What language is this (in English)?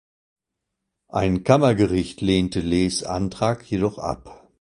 German